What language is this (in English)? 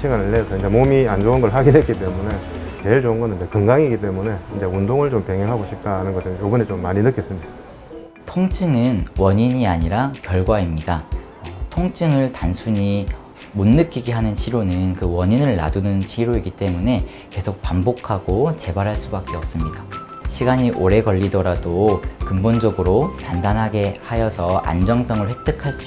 Korean